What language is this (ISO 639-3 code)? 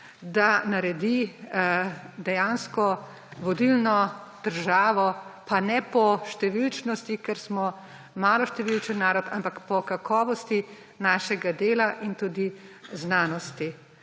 slv